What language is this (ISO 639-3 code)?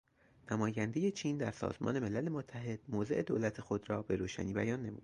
fas